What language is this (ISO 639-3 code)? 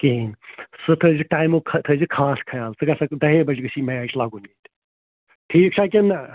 kas